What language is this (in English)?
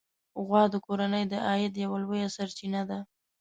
Pashto